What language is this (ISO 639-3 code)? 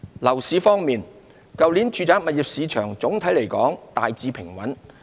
yue